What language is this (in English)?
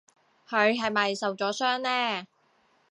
Cantonese